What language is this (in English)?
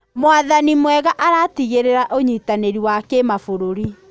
Kikuyu